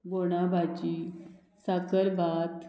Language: Konkani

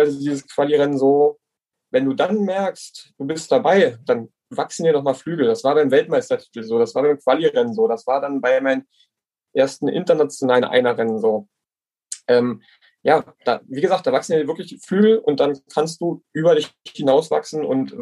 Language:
German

